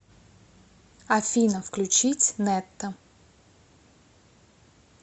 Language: Russian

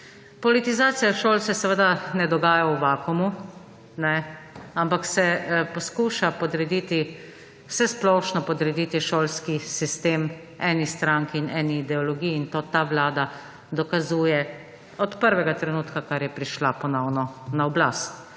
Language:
Slovenian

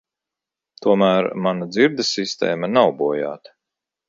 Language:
Latvian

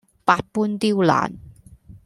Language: Cantonese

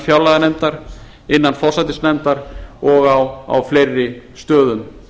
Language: Icelandic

